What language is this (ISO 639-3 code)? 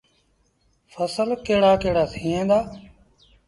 sbn